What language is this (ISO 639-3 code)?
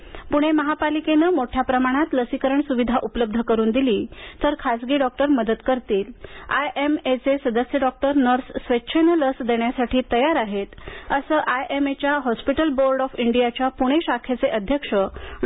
mar